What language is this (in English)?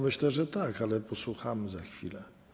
Polish